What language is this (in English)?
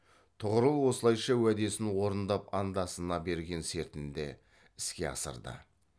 Kazakh